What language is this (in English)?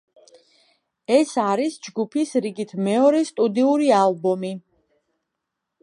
Georgian